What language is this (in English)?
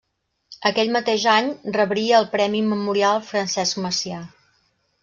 Catalan